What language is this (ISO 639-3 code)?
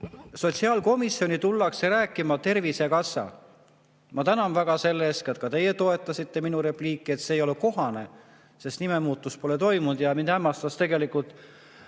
est